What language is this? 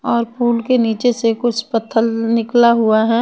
Hindi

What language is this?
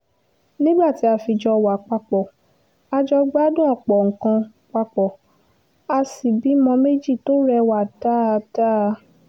Yoruba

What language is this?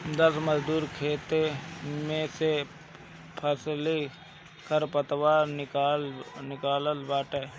Bhojpuri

